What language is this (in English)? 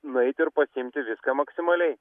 Lithuanian